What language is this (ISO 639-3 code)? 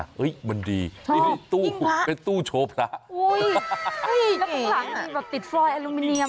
tha